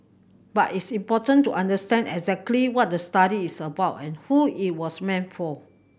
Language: English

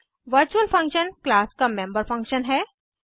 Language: Hindi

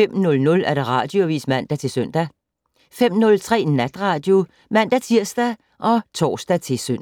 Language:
Danish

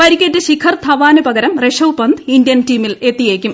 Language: Malayalam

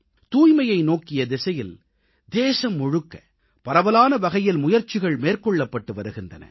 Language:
Tamil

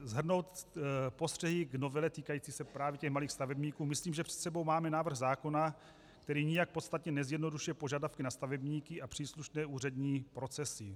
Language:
Czech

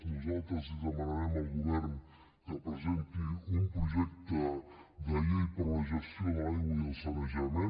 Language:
Catalan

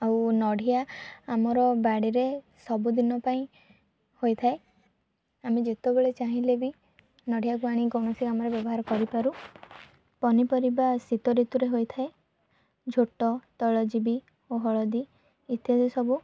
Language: Odia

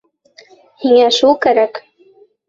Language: Bashkir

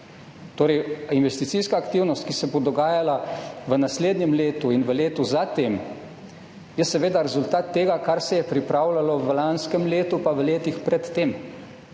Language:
Slovenian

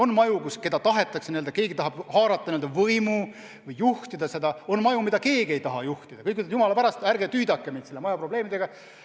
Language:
Estonian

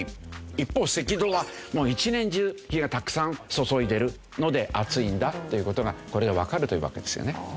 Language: Japanese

